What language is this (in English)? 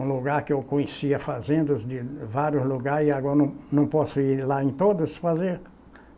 Portuguese